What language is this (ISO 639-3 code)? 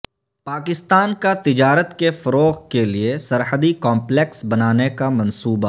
urd